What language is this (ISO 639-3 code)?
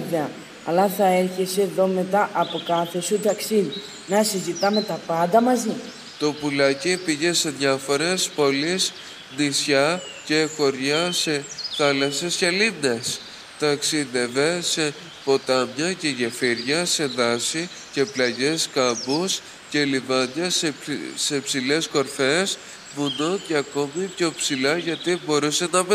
ell